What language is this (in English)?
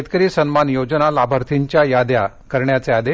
Marathi